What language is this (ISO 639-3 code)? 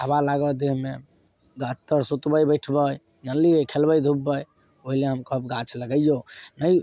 mai